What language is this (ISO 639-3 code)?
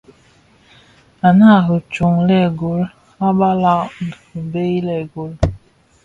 ksf